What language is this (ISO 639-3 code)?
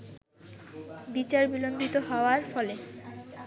ben